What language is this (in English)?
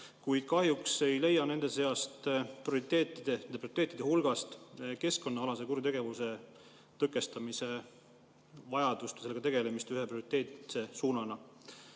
Estonian